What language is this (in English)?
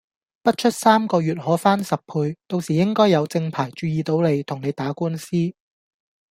Cantonese